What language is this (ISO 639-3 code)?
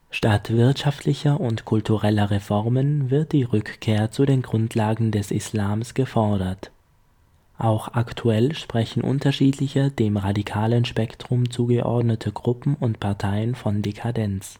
deu